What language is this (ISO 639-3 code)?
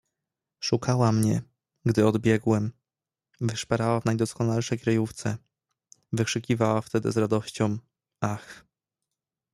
pol